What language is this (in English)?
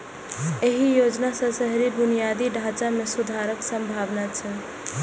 Maithili